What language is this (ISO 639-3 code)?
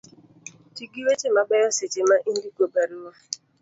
luo